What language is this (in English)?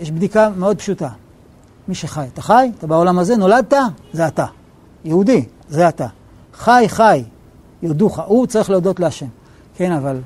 Hebrew